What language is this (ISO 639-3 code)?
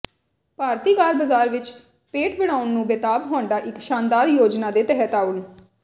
pan